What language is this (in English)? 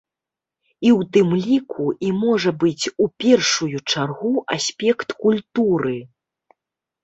Belarusian